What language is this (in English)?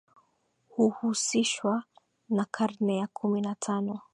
Swahili